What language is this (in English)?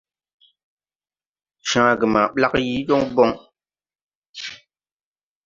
Tupuri